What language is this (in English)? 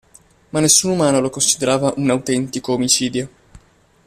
Italian